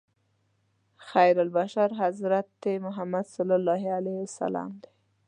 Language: Pashto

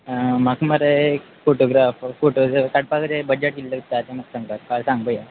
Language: Konkani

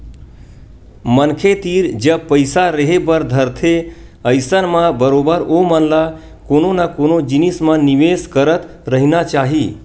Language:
Chhattisgarhi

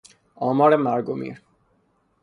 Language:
Persian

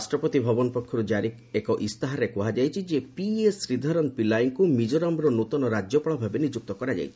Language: Odia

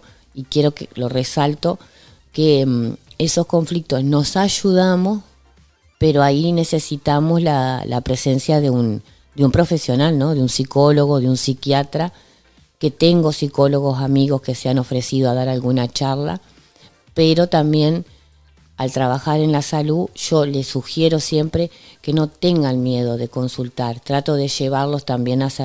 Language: Spanish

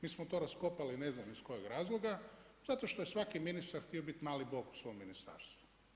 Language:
Croatian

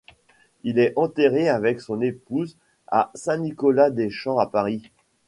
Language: French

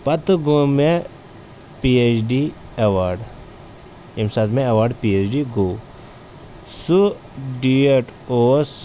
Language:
Kashmiri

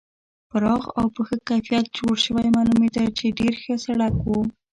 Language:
Pashto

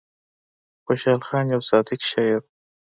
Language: Pashto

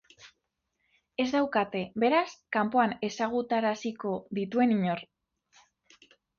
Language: Basque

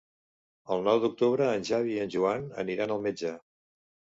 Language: Catalan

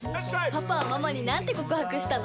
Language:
Japanese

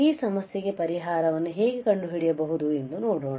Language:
Kannada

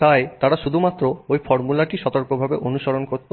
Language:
Bangla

